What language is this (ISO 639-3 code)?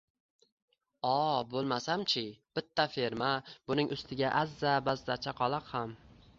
uzb